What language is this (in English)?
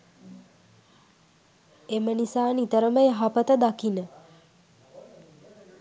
Sinhala